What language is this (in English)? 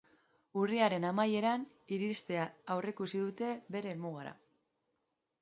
Basque